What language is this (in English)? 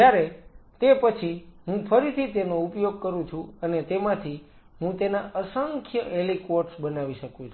Gujarati